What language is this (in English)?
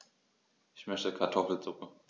German